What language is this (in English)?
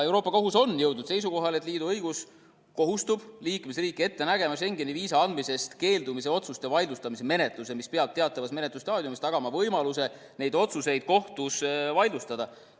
Estonian